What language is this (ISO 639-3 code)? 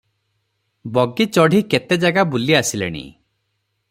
ori